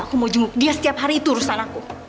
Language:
Indonesian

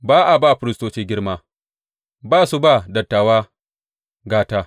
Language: Hausa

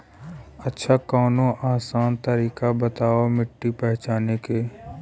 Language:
Bhojpuri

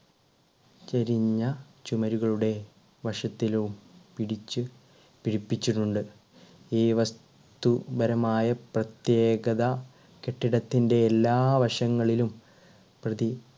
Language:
Malayalam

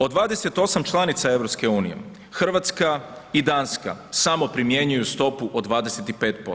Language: Croatian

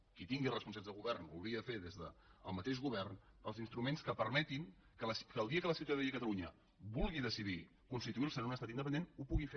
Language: Catalan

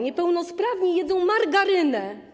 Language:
Polish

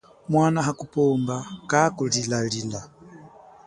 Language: Chokwe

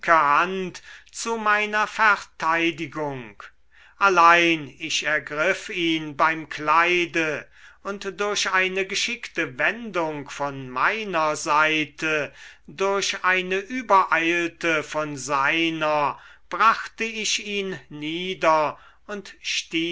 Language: German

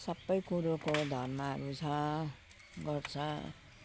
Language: Nepali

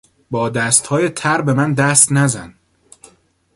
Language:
Persian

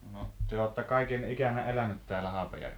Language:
Finnish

